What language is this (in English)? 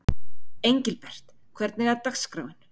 Icelandic